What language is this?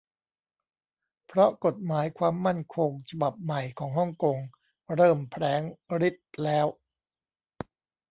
Thai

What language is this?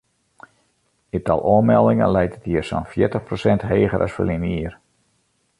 Western Frisian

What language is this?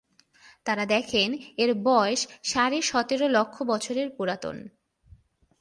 Bangla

